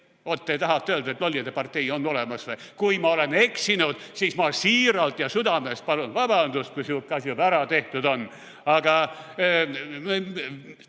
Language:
Estonian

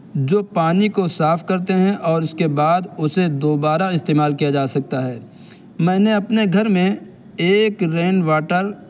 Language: Urdu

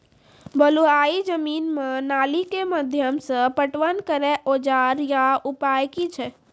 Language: Maithili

